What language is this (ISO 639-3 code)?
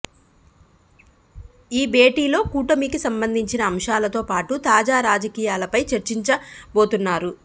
tel